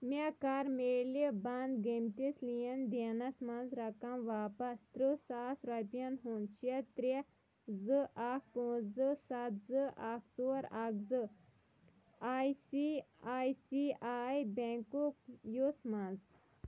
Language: Kashmiri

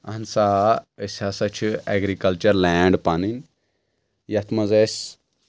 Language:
Kashmiri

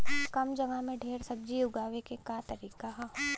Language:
Bhojpuri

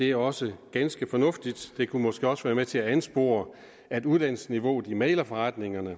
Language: Danish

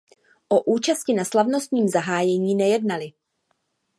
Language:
Czech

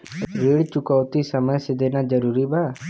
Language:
Bhojpuri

